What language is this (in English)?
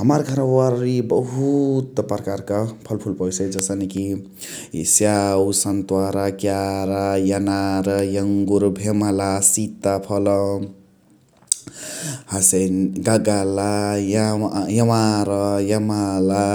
Chitwania Tharu